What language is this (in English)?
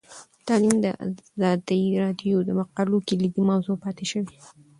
Pashto